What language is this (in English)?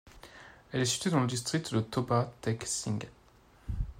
French